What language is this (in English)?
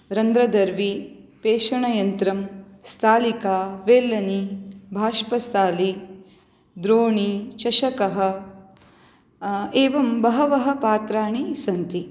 Sanskrit